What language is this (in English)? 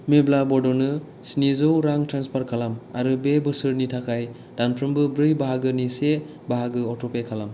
Bodo